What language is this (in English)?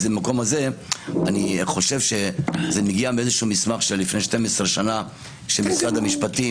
Hebrew